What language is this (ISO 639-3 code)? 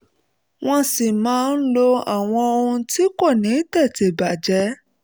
yor